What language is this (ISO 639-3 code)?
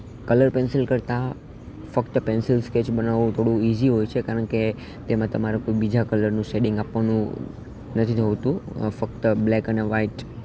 guj